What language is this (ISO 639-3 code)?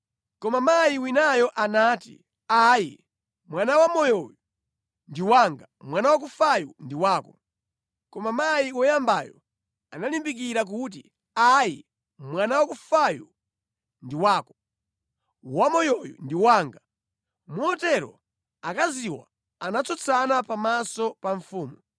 nya